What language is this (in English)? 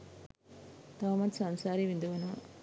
Sinhala